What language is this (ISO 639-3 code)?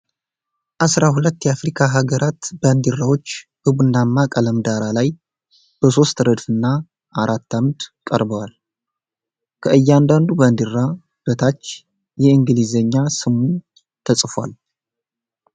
amh